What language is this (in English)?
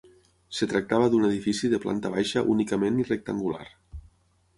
Catalan